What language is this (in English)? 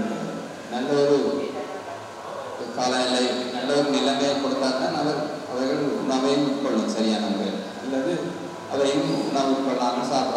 Indonesian